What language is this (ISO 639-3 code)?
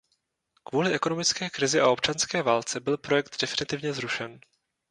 ces